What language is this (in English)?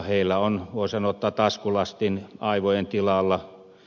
Finnish